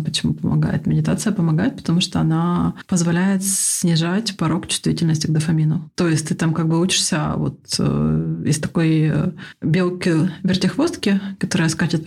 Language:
Russian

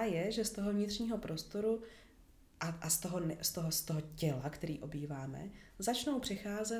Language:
Czech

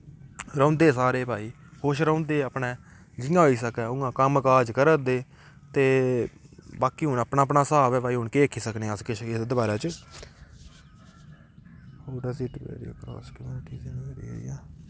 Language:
Dogri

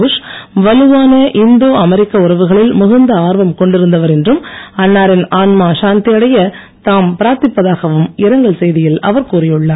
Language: Tamil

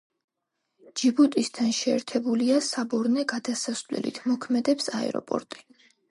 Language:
Georgian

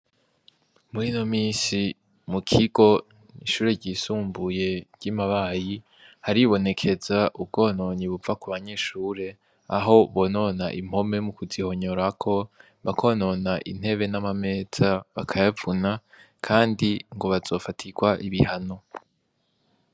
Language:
Rundi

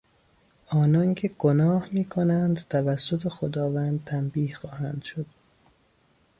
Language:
Persian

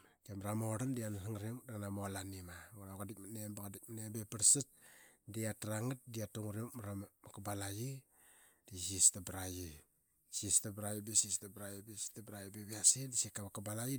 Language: Qaqet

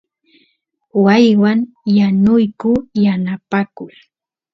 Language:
Santiago del Estero Quichua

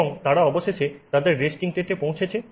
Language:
Bangla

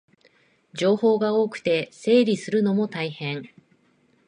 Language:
Japanese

